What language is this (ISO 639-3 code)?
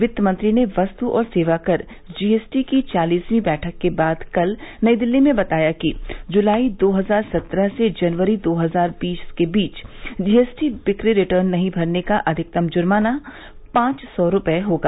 hin